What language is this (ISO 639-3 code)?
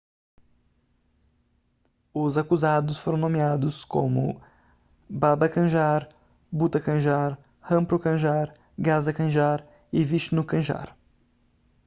por